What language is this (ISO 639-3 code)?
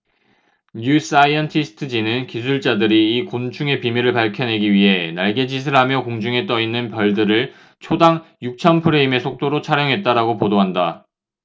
kor